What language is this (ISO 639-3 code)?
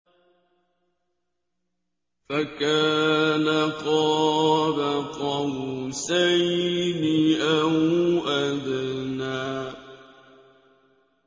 ara